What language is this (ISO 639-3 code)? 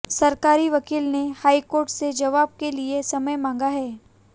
hin